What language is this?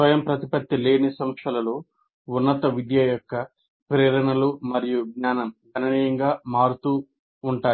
Telugu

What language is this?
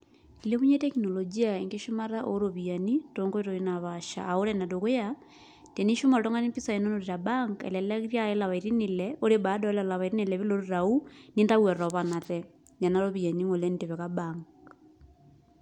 Masai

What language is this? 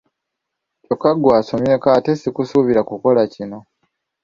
Ganda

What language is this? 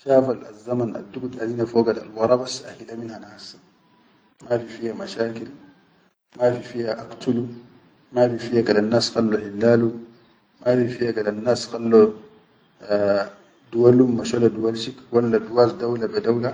Chadian Arabic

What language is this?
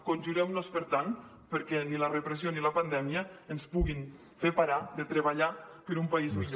Catalan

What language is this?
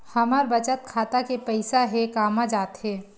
Chhattisgarhi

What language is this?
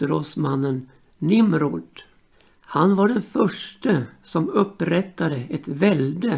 Swedish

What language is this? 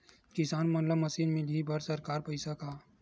Chhattisgarhi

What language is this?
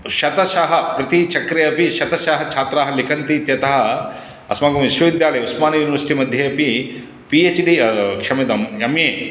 Sanskrit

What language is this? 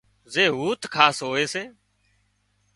Wadiyara Koli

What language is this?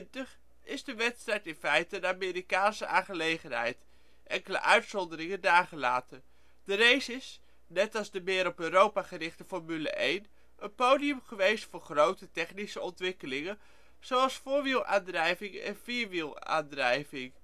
Dutch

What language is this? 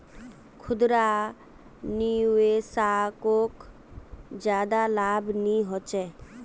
Magahi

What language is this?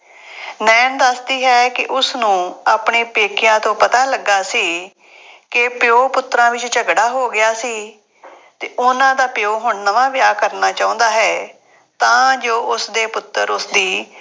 Punjabi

